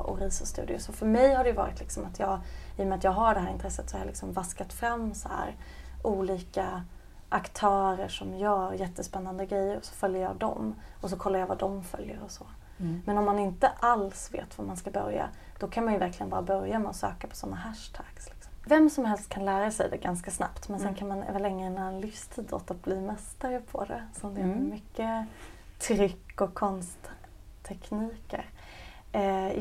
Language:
Swedish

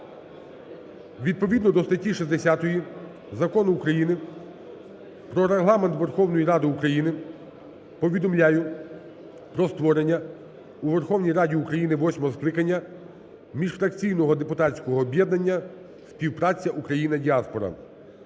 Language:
Ukrainian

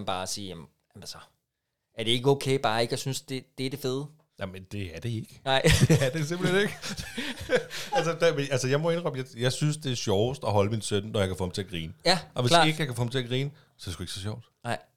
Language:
Danish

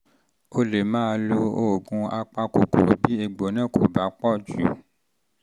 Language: Yoruba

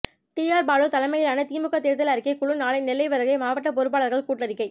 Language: Tamil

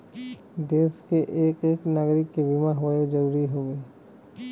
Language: Bhojpuri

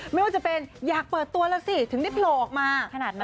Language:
Thai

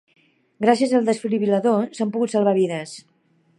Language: Catalan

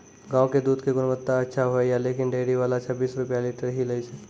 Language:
Maithili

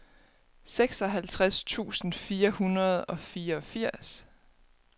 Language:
Danish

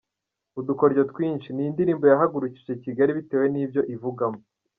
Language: Kinyarwanda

